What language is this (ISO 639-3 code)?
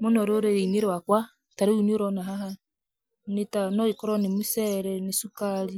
kik